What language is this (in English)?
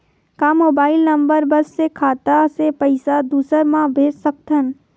Chhattisgarhi